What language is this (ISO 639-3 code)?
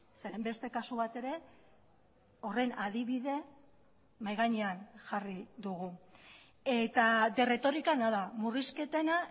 eus